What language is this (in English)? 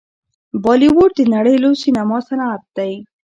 Pashto